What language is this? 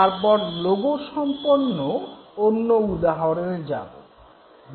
Bangla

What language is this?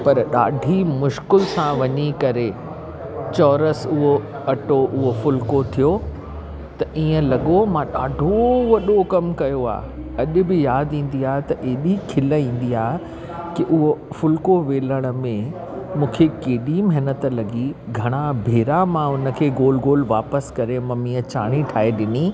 Sindhi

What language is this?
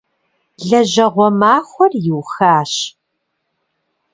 Kabardian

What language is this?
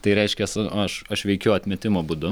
Lithuanian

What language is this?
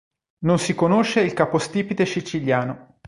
Italian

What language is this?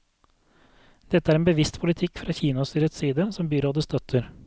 Norwegian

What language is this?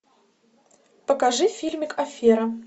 Russian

